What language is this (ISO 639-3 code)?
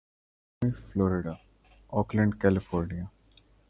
urd